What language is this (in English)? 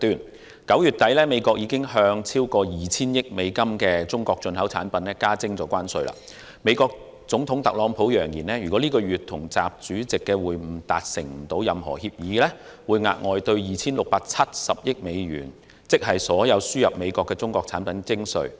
Cantonese